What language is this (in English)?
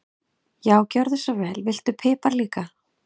Icelandic